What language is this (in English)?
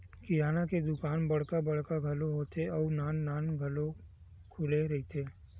Chhattisgarhi